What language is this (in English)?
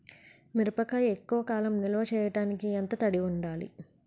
Telugu